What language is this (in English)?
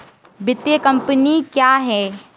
Hindi